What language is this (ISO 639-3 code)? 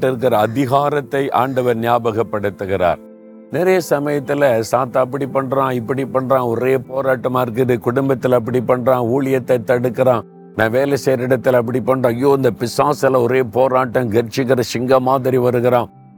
tam